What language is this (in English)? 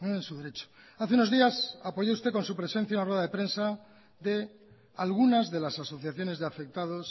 Spanish